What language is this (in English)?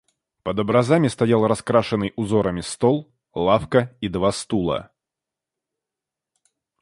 Russian